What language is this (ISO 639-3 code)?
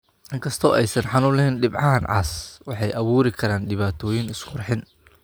som